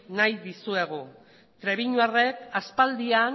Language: Basque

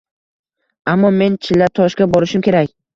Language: Uzbek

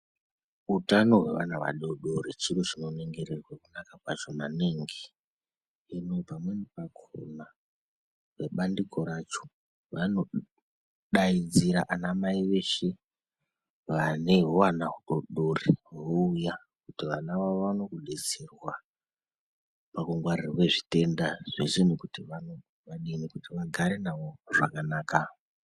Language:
Ndau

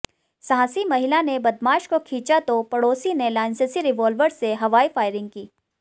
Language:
Hindi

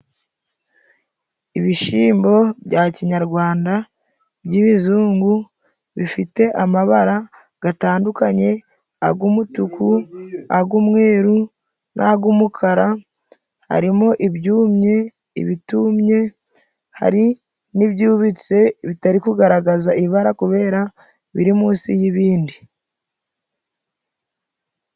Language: Kinyarwanda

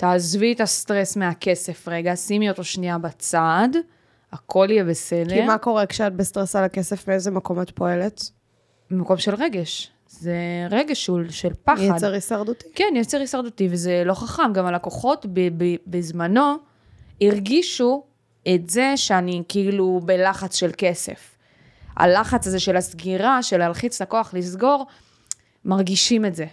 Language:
Hebrew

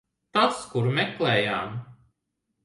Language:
Latvian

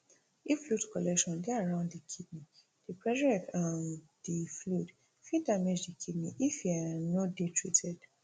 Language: Nigerian Pidgin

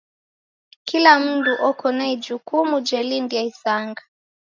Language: Taita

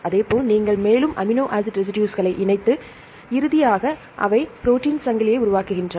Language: Tamil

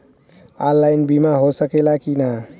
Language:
Bhojpuri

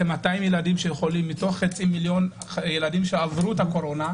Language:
Hebrew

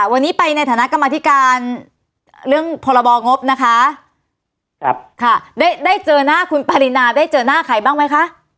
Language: Thai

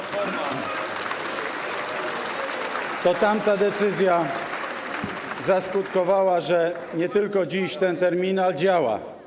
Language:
Polish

